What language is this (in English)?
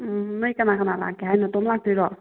Manipuri